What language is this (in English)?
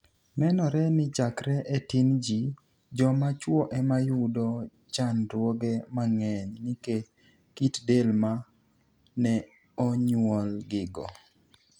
Luo (Kenya and Tanzania)